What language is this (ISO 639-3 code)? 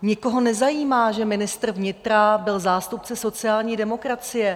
ces